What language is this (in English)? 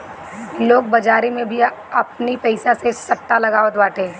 Bhojpuri